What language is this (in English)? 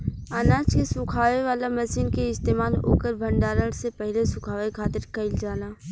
Bhojpuri